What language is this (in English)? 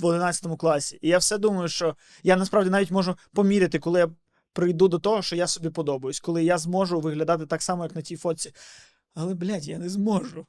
Ukrainian